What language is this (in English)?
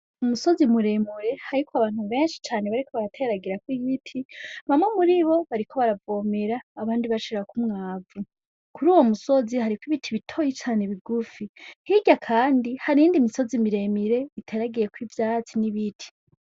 Rundi